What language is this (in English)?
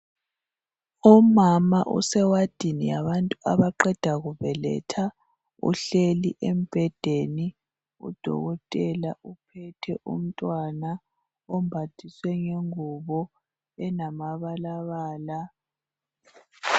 North Ndebele